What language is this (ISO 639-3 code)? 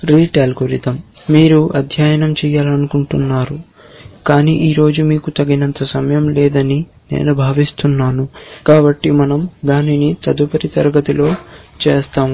tel